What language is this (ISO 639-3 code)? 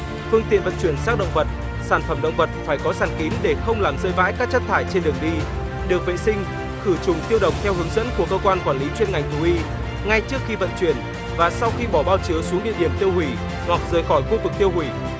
vie